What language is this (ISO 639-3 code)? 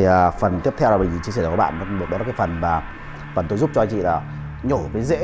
vie